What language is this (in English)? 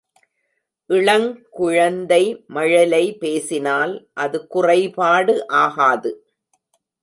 Tamil